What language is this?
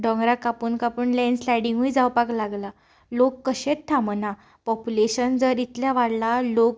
Konkani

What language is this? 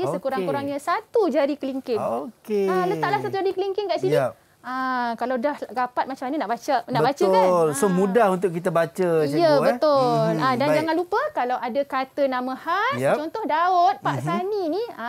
Malay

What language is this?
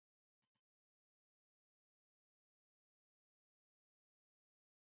Icelandic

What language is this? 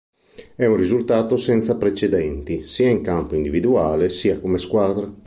Italian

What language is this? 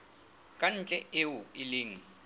Southern Sotho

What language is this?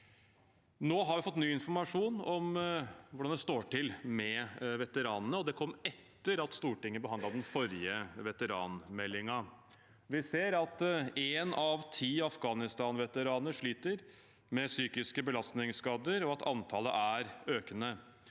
Norwegian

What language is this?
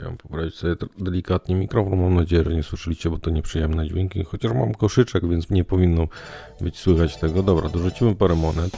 Polish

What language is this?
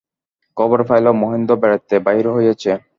Bangla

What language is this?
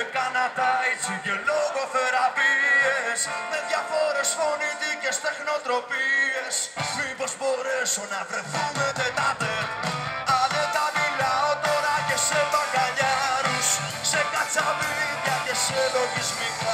Greek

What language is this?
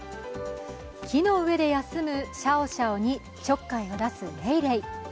Japanese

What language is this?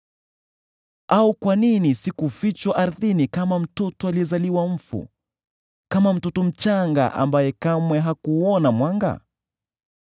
Swahili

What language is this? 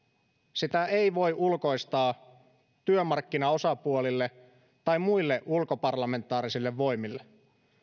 Finnish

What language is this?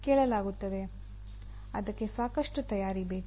Kannada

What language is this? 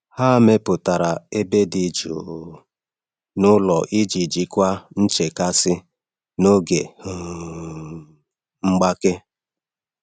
Igbo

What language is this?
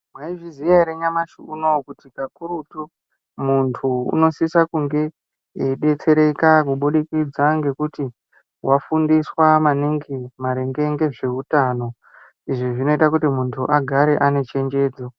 Ndau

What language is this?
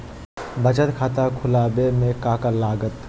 Magahi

